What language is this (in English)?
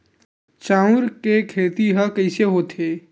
Chhattisgarhi